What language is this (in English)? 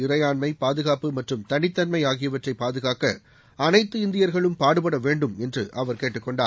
Tamil